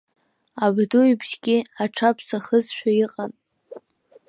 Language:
Abkhazian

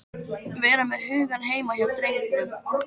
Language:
Icelandic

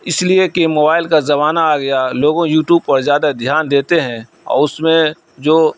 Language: Urdu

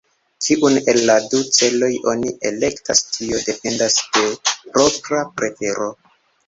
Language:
Esperanto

